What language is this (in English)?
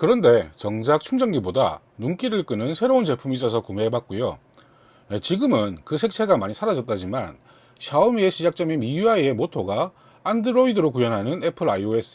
Korean